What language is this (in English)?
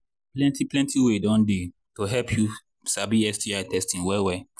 Nigerian Pidgin